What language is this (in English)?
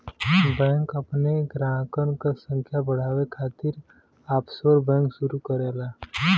Bhojpuri